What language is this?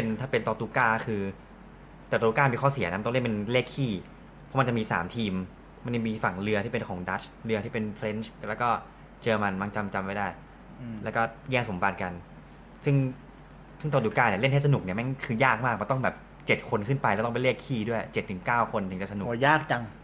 Thai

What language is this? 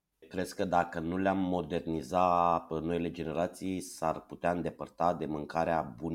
Romanian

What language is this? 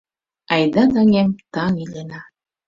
Mari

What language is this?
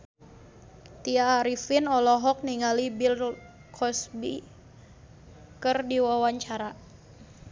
Sundanese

